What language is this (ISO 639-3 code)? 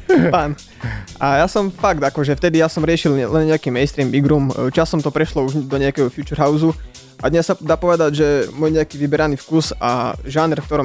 slk